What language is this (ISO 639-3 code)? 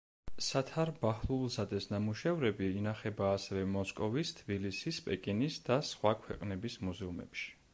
kat